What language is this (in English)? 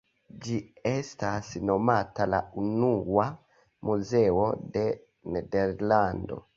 Esperanto